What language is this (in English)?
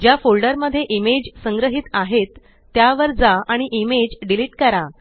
Marathi